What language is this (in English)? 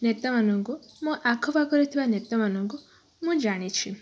Odia